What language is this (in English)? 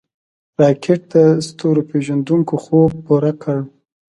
Pashto